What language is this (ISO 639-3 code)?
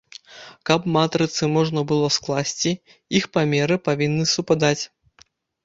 bel